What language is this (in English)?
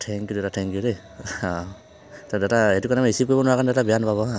Assamese